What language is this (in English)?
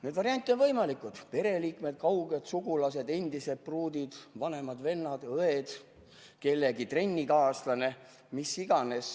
Estonian